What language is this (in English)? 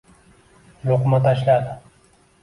Uzbek